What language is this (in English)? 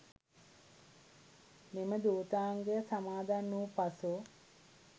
Sinhala